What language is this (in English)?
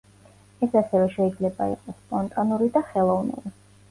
Georgian